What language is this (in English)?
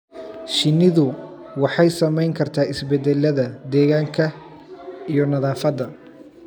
Somali